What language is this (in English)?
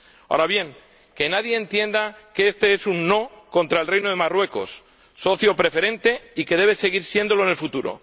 Spanish